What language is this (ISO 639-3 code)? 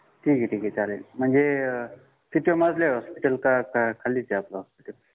mar